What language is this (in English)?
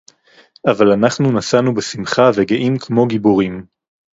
Hebrew